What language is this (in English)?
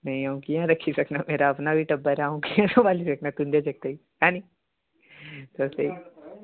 Dogri